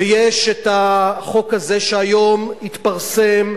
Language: Hebrew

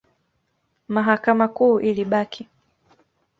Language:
Swahili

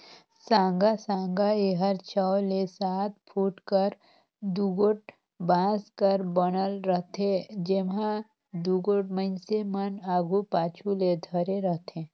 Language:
Chhattisgarhi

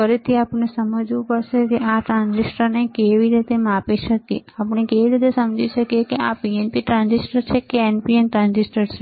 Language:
Gujarati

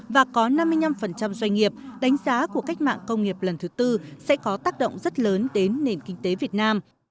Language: Vietnamese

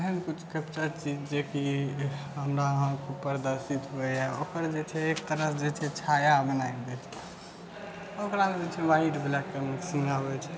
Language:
Maithili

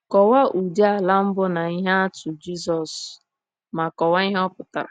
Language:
Igbo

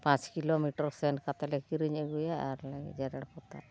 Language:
Santali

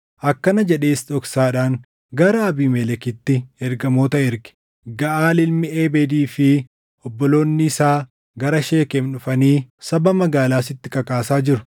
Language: Oromo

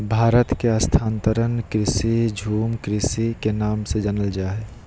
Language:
Magahi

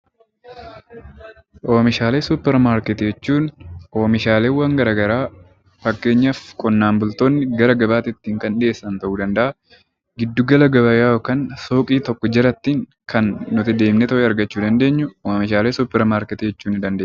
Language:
Oromo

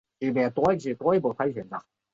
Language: Chinese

